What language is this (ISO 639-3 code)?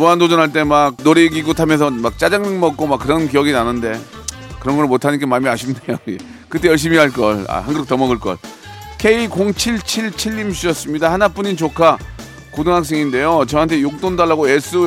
kor